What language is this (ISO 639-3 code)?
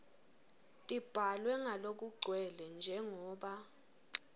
ssw